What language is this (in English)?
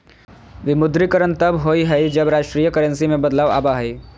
Magahi